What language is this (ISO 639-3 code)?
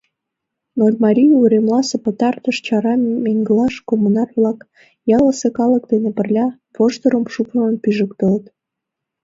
chm